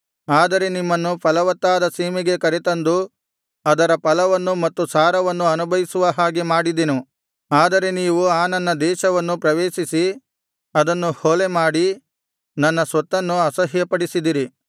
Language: Kannada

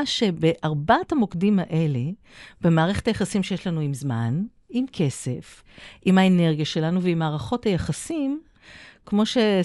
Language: Hebrew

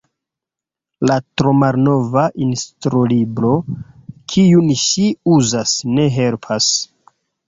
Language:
Esperanto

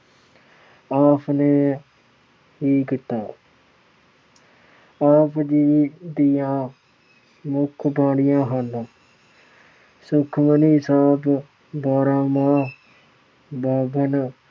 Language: Punjabi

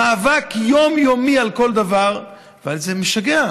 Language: Hebrew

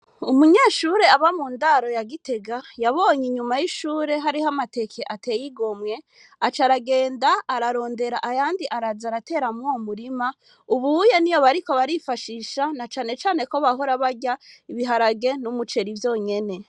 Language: Rundi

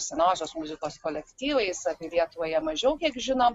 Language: Lithuanian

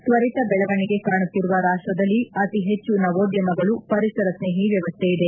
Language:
Kannada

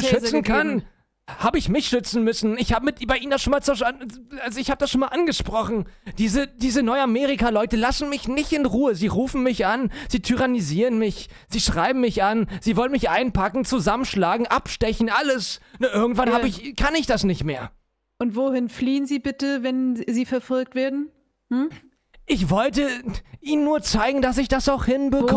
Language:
German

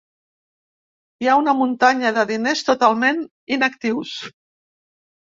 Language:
Catalan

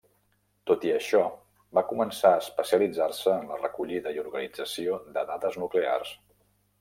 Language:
Catalan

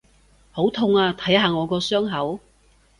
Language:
Cantonese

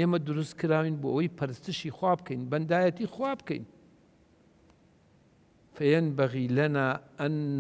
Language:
Arabic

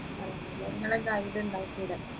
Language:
Malayalam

